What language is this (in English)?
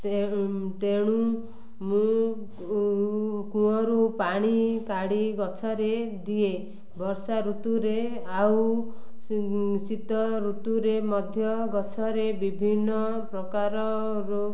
Odia